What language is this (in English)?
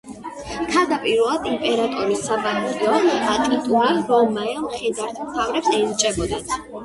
Georgian